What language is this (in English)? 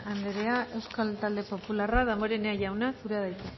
Basque